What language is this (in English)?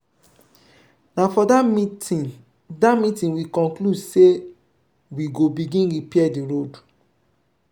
Nigerian Pidgin